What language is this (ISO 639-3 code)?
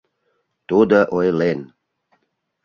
chm